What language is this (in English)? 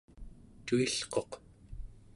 Central Yupik